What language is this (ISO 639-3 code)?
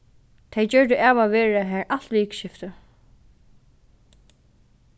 fao